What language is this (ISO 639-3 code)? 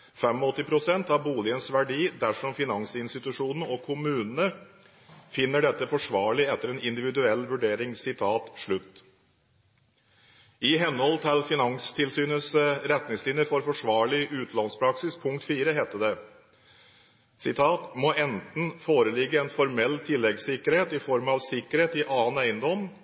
nob